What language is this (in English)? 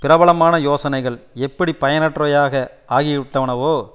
Tamil